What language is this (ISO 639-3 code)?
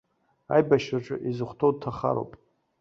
abk